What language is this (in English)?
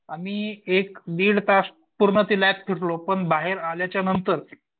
Marathi